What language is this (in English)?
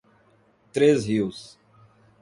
Portuguese